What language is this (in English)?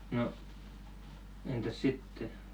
Finnish